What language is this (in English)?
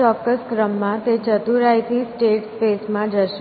Gujarati